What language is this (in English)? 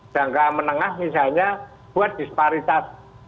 Indonesian